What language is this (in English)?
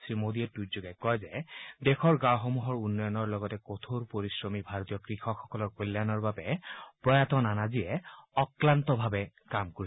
Assamese